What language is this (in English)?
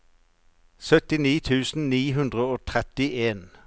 Norwegian